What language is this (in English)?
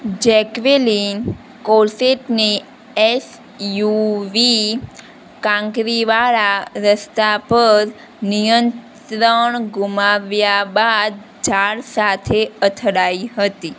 Gujarati